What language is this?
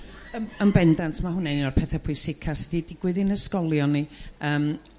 Welsh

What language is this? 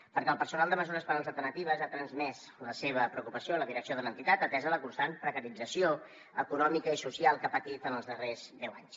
Catalan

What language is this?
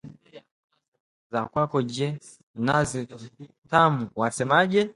Swahili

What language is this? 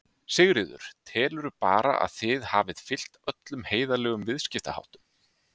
Icelandic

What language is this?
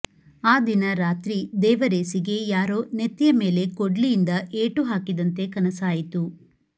Kannada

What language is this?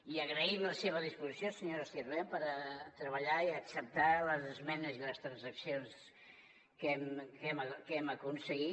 Catalan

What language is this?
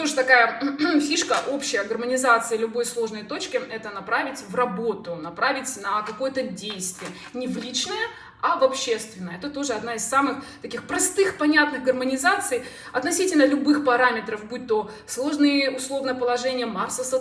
Russian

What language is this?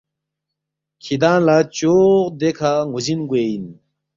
Balti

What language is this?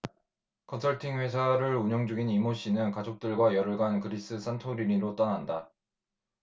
Korean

